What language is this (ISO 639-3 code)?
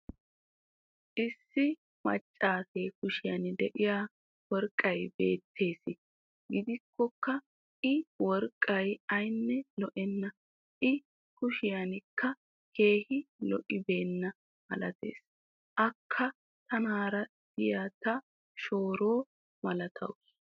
wal